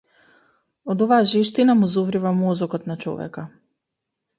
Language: Macedonian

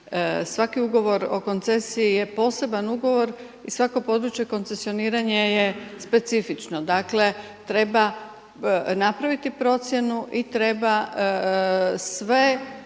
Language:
Croatian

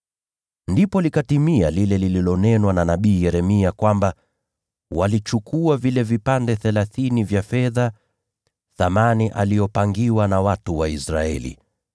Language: Swahili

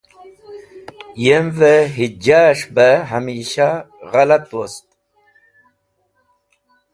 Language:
Wakhi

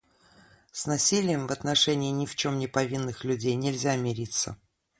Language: Russian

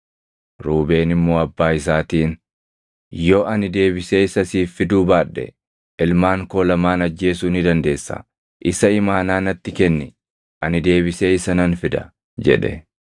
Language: Oromo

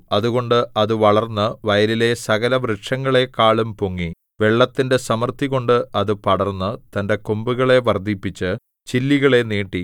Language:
Malayalam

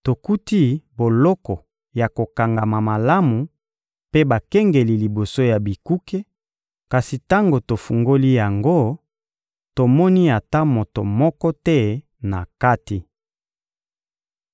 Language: Lingala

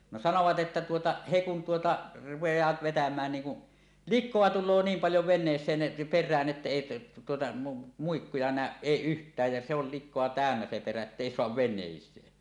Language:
Finnish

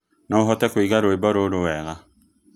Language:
Kikuyu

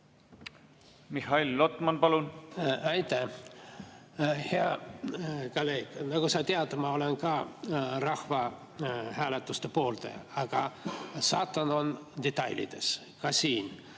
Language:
Estonian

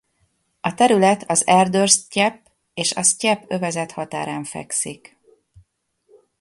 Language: Hungarian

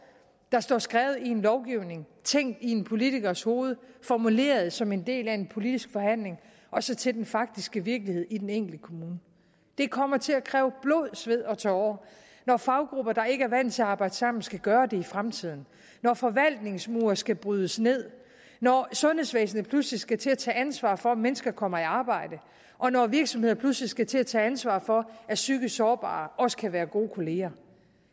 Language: Danish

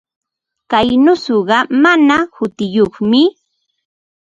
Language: Ambo-Pasco Quechua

